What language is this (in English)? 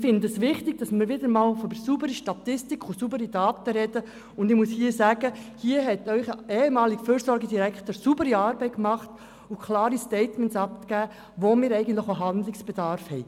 Swiss German